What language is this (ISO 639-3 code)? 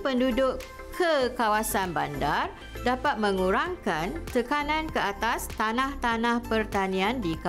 msa